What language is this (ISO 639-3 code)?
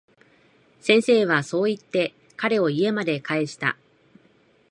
jpn